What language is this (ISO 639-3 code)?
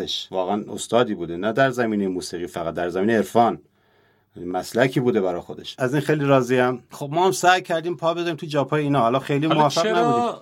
fas